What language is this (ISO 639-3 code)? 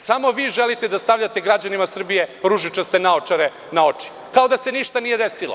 srp